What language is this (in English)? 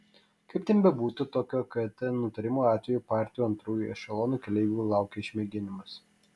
Lithuanian